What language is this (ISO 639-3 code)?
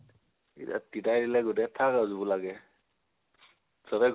asm